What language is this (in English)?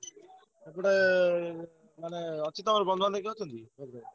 Odia